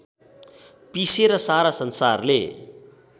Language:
Nepali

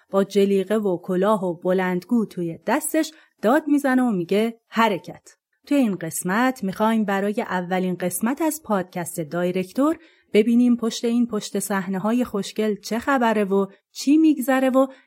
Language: Persian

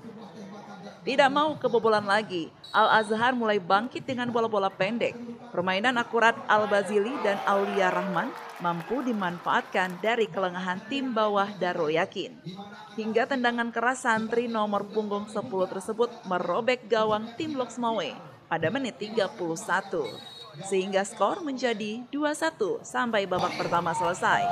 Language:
Indonesian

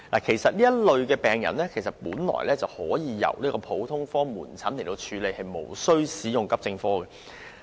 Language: Cantonese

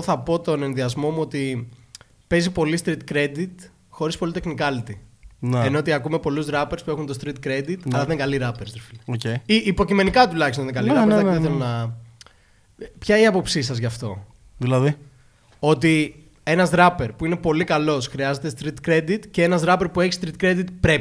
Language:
Greek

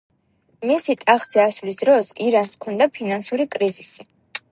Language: Georgian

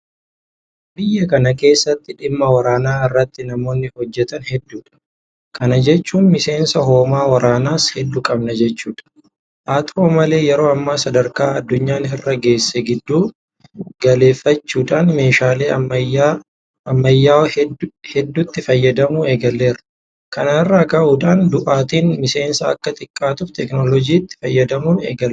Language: Oromo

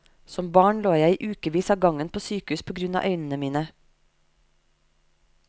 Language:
Norwegian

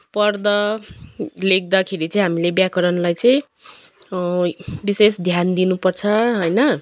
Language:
Nepali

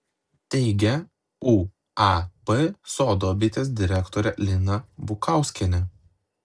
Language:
Lithuanian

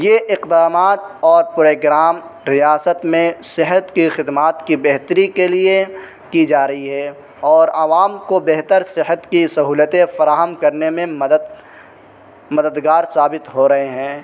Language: Urdu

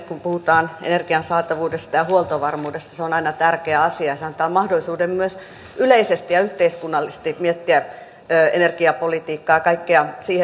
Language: Finnish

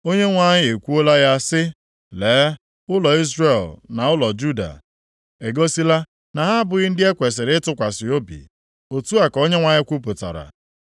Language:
Igbo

